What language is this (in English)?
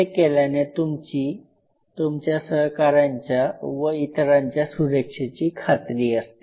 Marathi